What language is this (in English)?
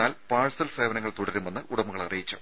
Malayalam